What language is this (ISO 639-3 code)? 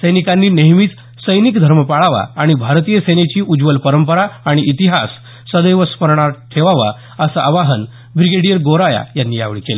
mar